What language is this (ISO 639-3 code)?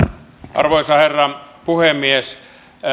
fin